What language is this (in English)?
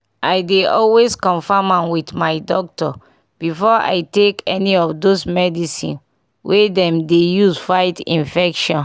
Nigerian Pidgin